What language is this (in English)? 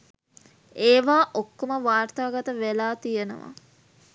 Sinhala